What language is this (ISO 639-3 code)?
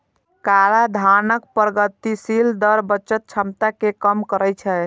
mai